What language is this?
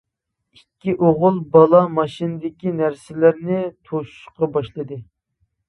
Uyghur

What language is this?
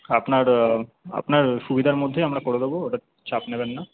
Bangla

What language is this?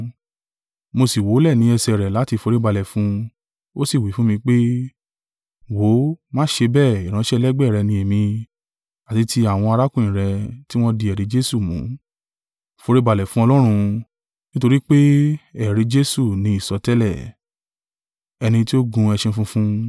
Yoruba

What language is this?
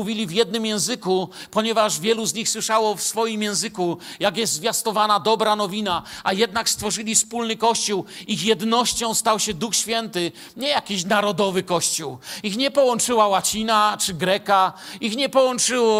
Polish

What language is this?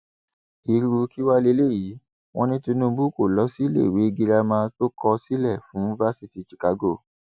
Yoruba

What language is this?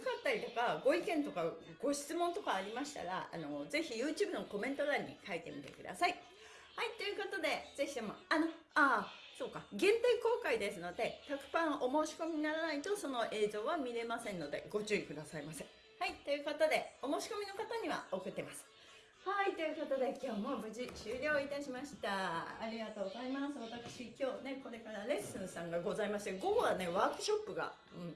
Japanese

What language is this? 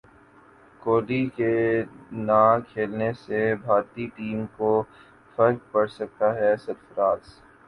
Urdu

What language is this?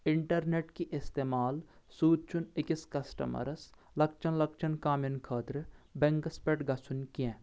Kashmiri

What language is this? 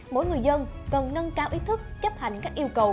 Vietnamese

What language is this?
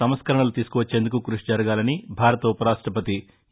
Telugu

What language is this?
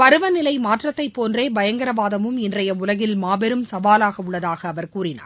Tamil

